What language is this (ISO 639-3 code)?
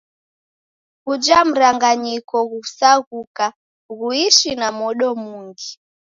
dav